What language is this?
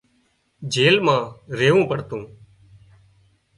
Wadiyara Koli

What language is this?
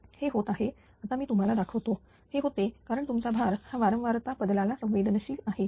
Marathi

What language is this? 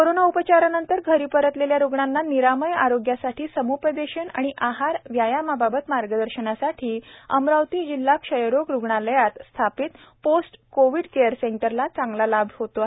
Marathi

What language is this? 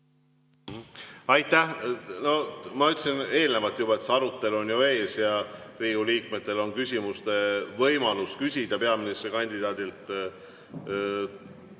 Estonian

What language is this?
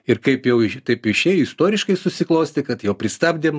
Lithuanian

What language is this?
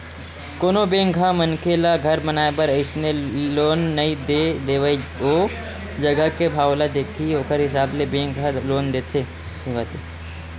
Chhattisgarhi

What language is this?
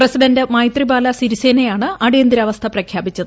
Malayalam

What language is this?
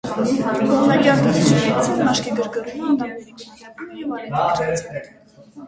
Armenian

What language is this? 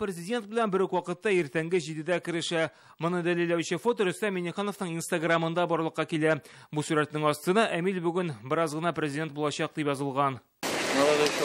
Russian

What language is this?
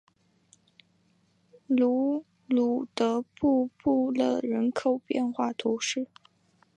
Chinese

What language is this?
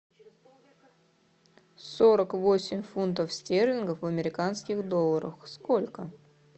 Russian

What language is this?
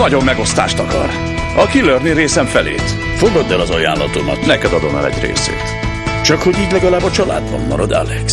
Hungarian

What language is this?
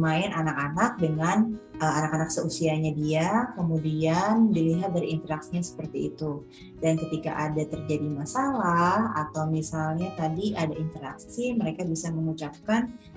Indonesian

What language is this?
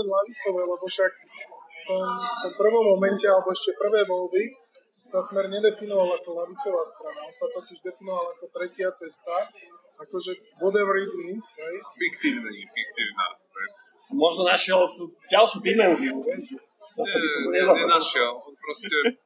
Slovak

